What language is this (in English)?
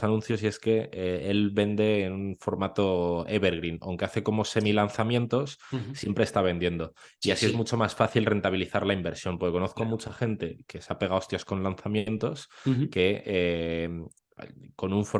Spanish